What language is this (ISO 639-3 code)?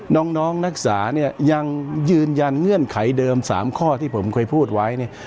tha